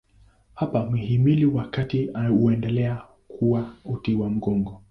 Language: Swahili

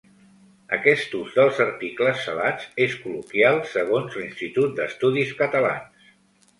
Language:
Catalan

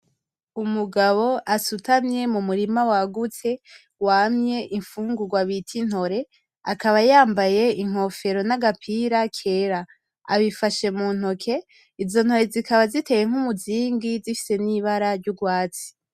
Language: Rundi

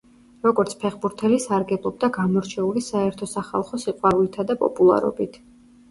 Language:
Georgian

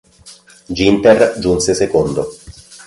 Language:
Italian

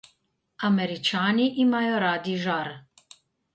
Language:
Slovenian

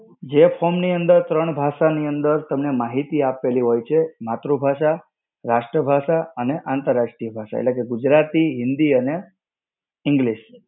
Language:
Gujarati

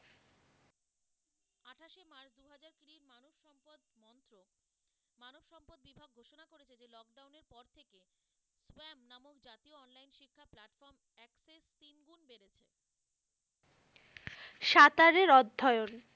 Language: Bangla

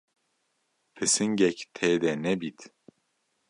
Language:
Kurdish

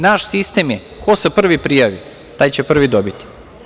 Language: Serbian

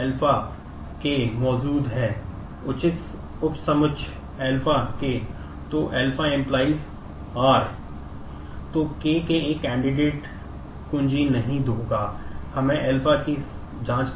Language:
Hindi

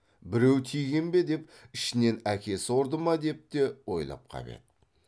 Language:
Kazakh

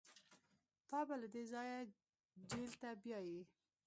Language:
Pashto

